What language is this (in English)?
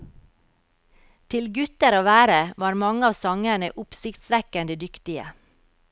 Norwegian